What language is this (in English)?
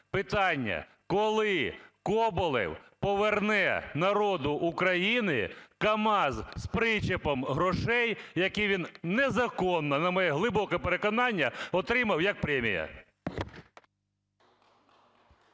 Ukrainian